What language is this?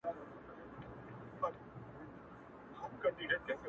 Pashto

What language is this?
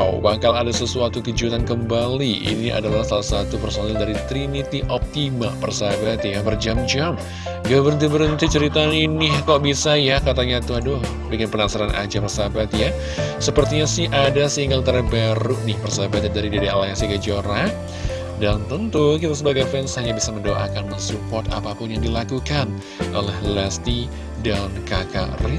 Indonesian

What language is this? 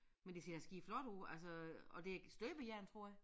Danish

